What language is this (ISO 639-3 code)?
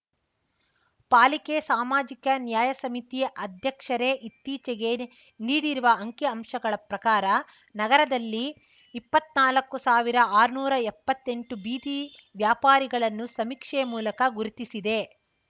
kan